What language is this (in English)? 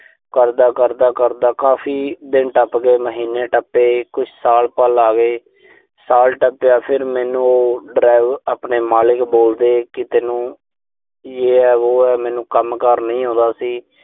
Punjabi